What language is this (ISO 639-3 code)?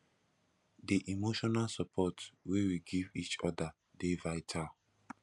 pcm